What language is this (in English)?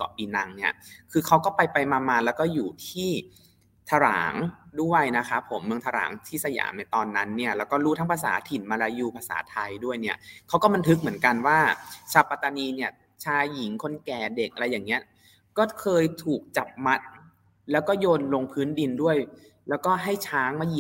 Thai